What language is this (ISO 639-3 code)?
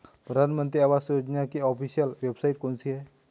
hin